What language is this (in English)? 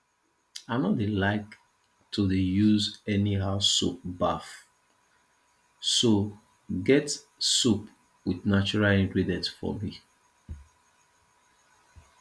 Nigerian Pidgin